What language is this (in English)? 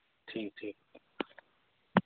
Hindi